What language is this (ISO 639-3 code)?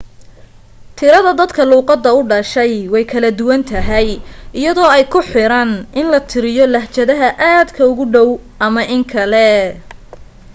som